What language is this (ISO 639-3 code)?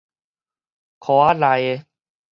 nan